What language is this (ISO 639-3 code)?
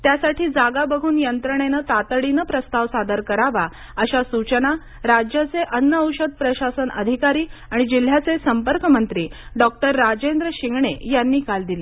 mar